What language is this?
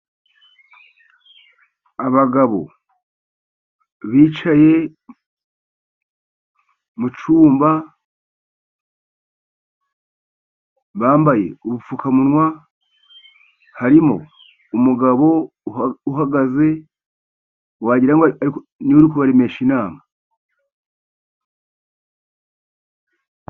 Kinyarwanda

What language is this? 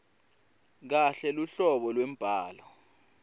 Swati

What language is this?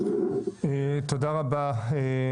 Hebrew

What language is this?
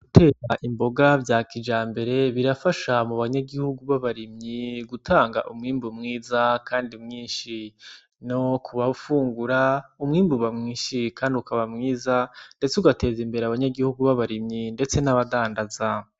Rundi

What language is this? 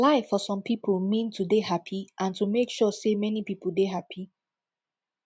Nigerian Pidgin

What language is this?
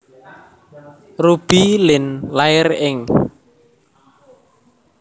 Javanese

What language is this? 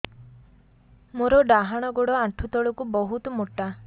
Odia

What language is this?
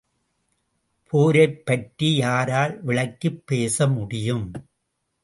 Tamil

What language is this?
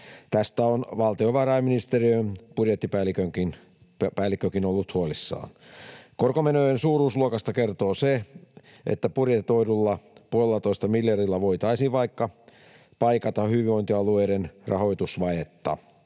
Finnish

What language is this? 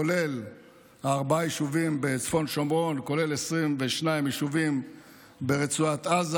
Hebrew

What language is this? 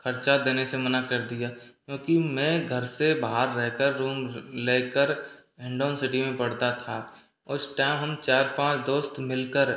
Hindi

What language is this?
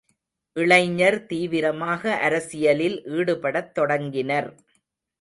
Tamil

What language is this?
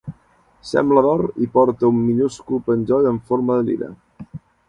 Catalan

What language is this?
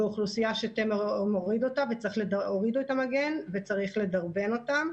Hebrew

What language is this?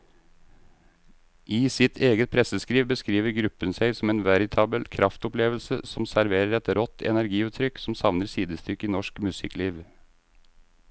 Norwegian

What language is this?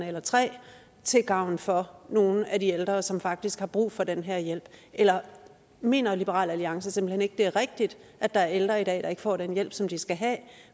Danish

